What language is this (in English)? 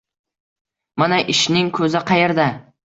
Uzbek